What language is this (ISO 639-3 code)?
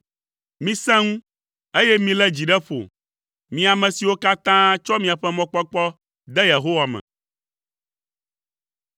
ewe